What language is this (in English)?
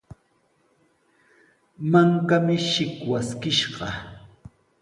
Sihuas Ancash Quechua